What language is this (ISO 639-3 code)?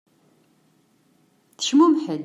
kab